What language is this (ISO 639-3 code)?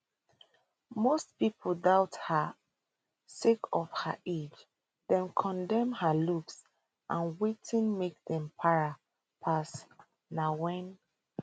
pcm